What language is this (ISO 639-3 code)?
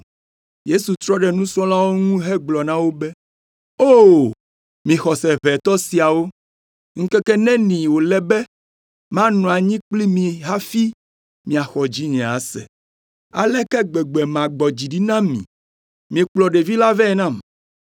ewe